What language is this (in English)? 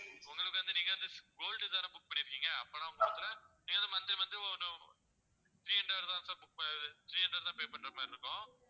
Tamil